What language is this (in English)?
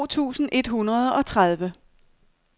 Danish